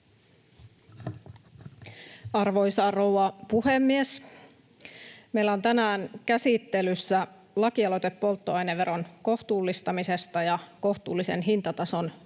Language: Finnish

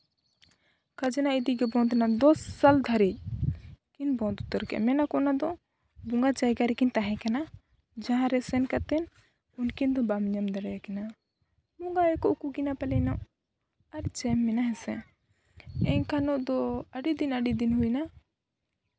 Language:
Santali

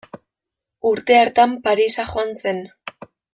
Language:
Basque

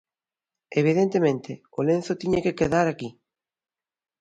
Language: Galician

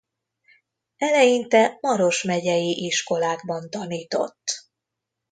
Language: Hungarian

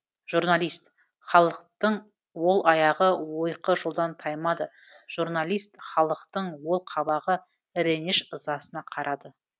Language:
Kazakh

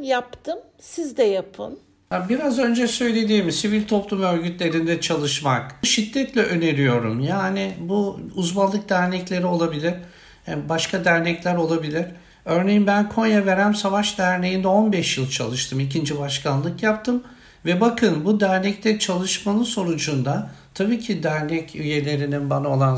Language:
Turkish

